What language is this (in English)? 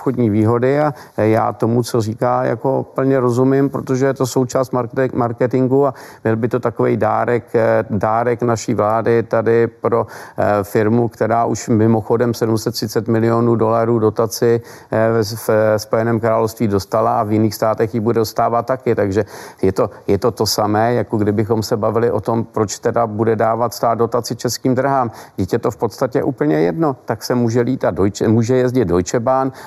Czech